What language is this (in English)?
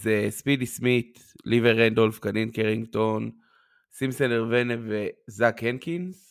Hebrew